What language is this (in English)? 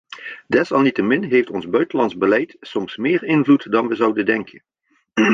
Dutch